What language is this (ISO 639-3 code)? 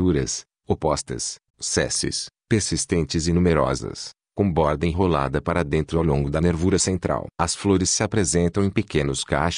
por